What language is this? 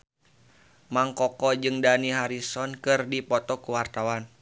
Sundanese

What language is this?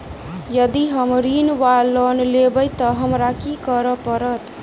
Maithili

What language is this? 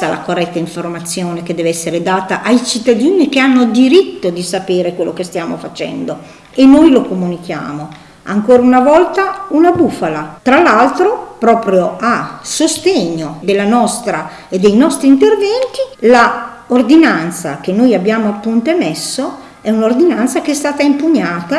Italian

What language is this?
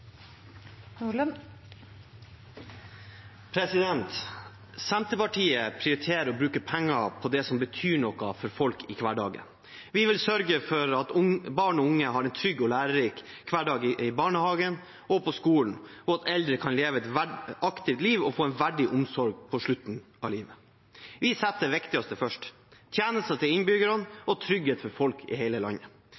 Norwegian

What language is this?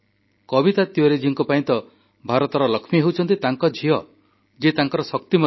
Odia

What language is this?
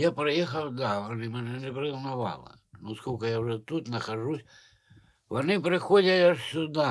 Russian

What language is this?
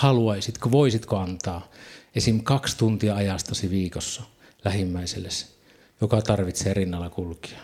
Finnish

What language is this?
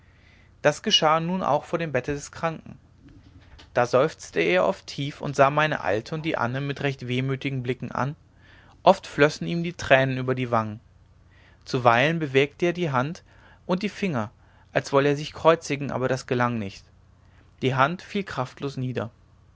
German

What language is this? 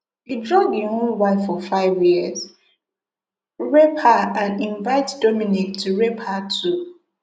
Nigerian Pidgin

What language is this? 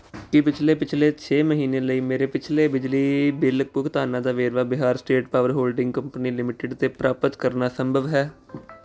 Punjabi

